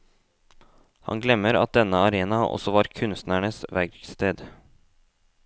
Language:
Norwegian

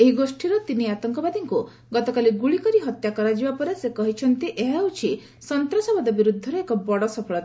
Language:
Odia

